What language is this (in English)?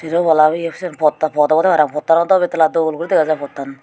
Chakma